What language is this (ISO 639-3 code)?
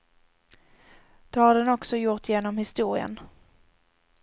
swe